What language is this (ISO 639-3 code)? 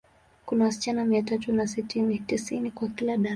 swa